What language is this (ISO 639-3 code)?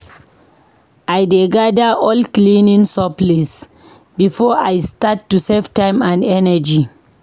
pcm